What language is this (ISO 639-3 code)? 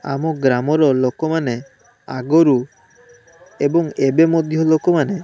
ori